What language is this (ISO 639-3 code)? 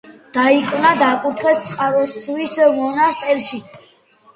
kat